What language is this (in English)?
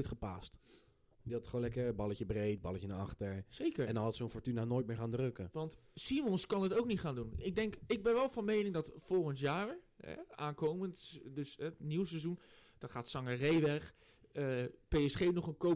Dutch